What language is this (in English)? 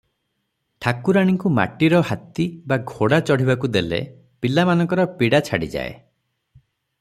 Odia